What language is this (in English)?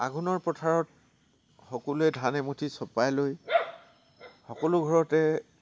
Assamese